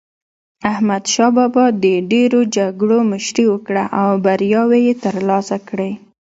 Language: Pashto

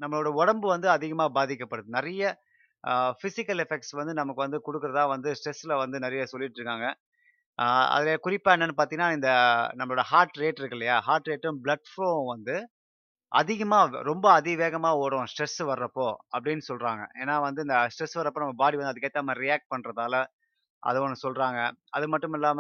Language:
Tamil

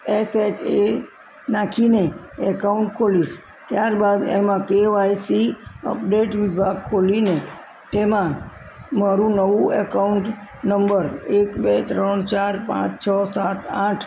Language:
Gujarati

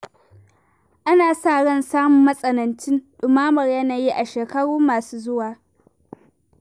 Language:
Hausa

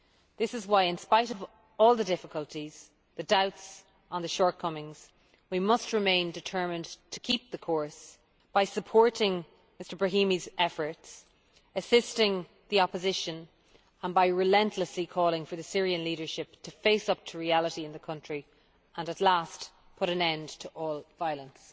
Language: English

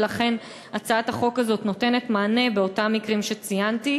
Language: Hebrew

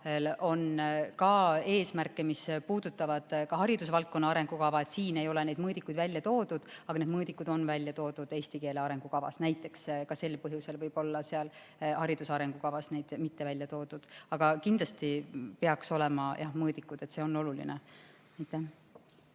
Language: Estonian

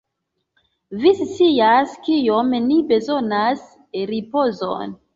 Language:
Esperanto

